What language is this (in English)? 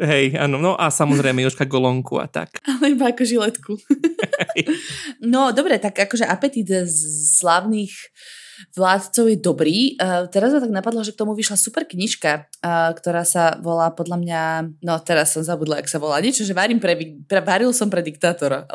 Slovak